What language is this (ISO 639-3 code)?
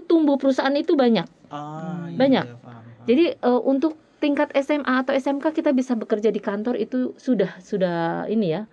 ind